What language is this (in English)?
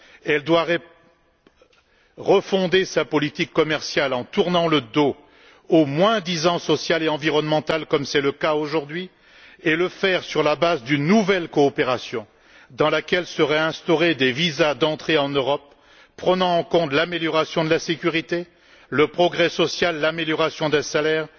French